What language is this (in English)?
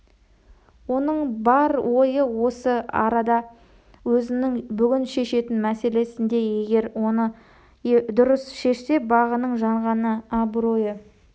Kazakh